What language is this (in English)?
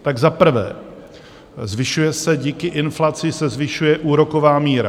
Czech